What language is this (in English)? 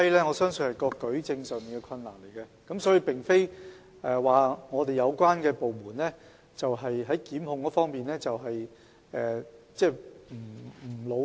Cantonese